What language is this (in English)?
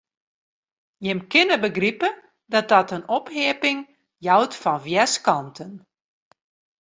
Western Frisian